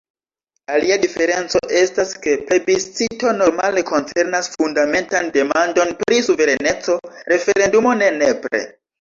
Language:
Esperanto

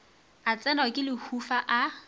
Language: Northern Sotho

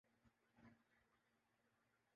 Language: Urdu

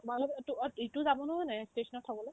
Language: Assamese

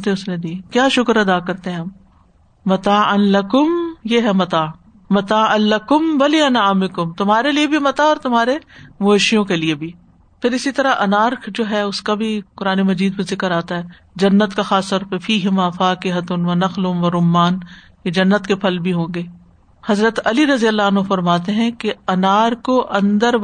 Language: Urdu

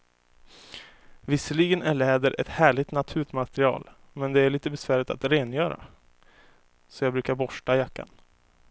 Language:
Swedish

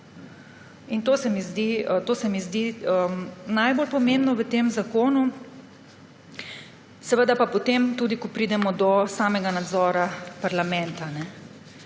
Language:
Slovenian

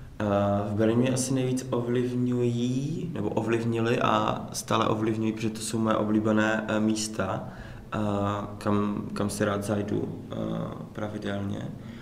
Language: Czech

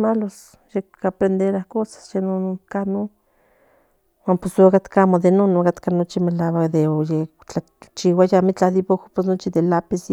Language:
Central Nahuatl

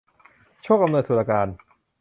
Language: Thai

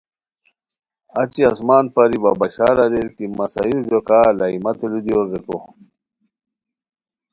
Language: Khowar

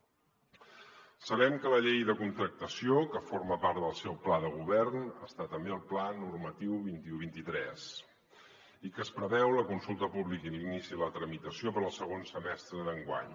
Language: Catalan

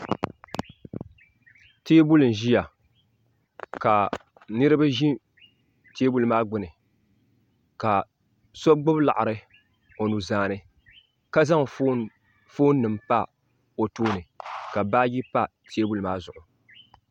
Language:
Dagbani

